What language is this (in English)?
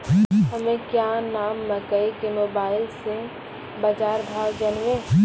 Maithili